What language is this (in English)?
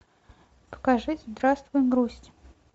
Russian